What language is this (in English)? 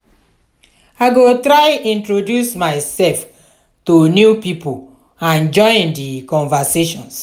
Nigerian Pidgin